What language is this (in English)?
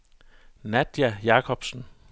Danish